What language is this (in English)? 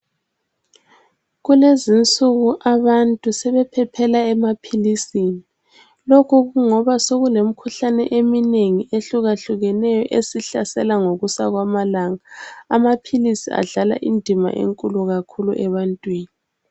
North Ndebele